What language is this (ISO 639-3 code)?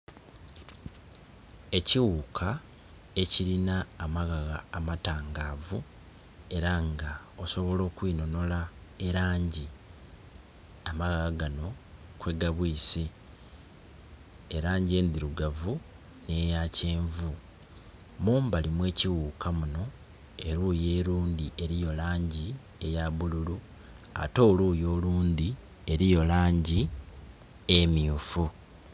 xog